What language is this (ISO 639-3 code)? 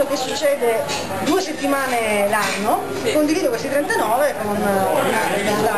ita